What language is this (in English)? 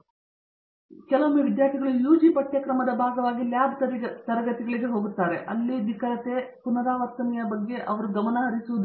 Kannada